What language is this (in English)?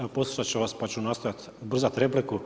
Croatian